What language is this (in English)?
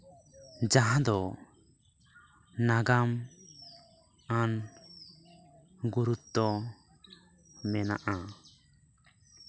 Santali